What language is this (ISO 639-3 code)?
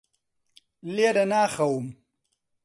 ckb